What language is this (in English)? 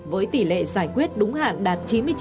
Vietnamese